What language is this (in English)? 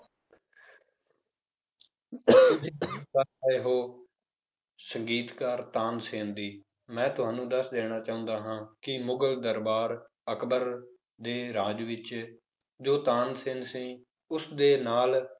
Punjabi